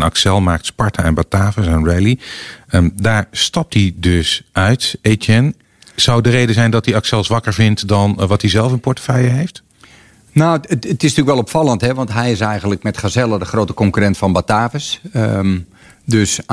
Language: Dutch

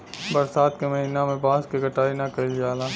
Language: Bhojpuri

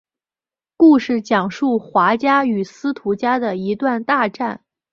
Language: Chinese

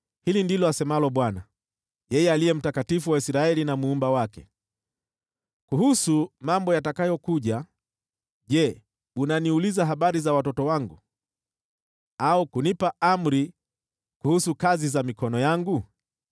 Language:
Swahili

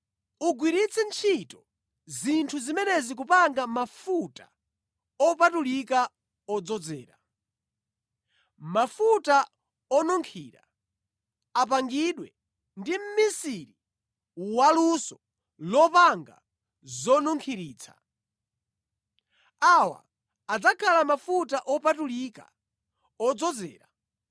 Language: Nyanja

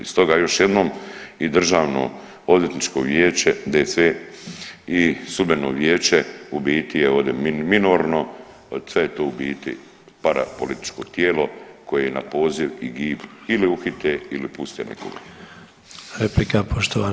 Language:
Croatian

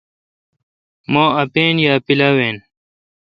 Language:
Kalkoti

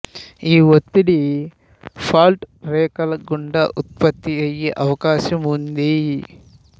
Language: Telugu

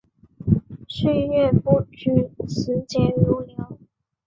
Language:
Chinese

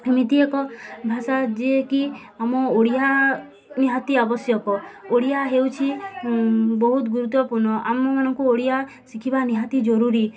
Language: Odia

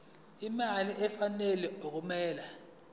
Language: Zulu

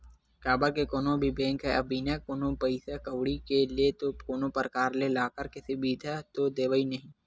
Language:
Chhattisgarhi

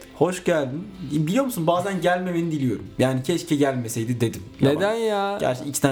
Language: Turkish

